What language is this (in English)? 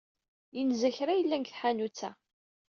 Kabyle